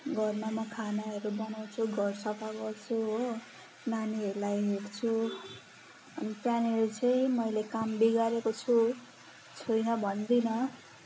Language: Nepali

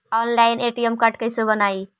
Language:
Magahi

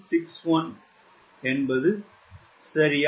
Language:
Tamil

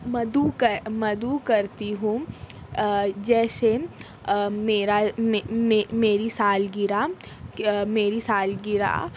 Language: Urdu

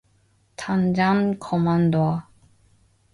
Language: Korean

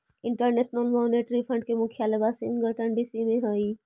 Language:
Magahi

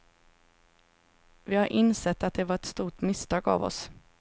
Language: Swedish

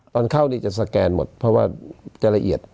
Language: Thai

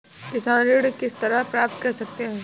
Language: Hindi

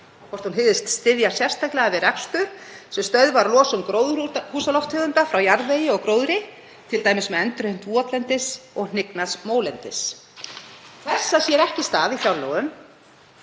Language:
Icelandic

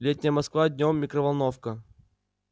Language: Russian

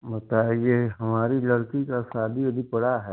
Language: Hindi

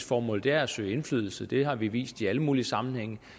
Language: Danish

